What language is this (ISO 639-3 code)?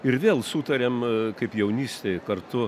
lit